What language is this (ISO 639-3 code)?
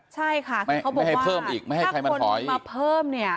tha